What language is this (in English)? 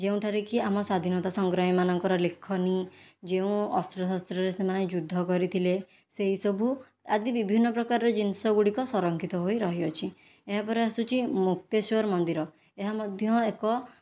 Odia